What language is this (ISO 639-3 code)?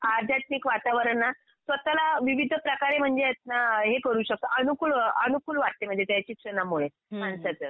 mar